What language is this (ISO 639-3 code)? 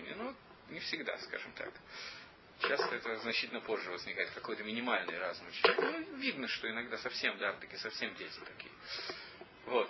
rus